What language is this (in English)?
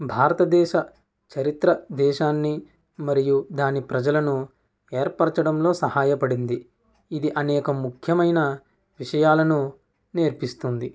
Telugu